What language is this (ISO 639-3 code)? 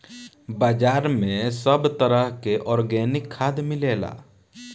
bho